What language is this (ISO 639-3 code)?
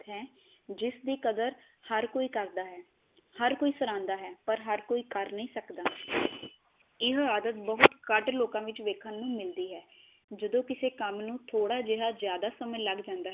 pan